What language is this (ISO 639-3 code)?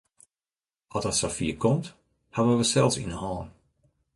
fry